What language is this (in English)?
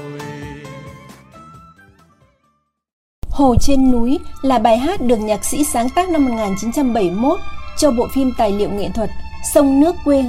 Vietnamese